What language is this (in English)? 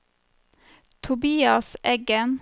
Norwegian